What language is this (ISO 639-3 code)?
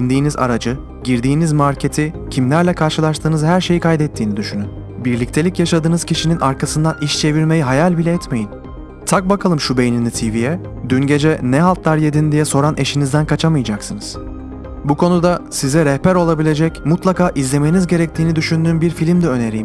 tur